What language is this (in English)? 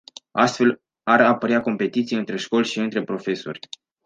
Romanian